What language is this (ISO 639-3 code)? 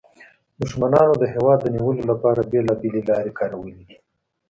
pus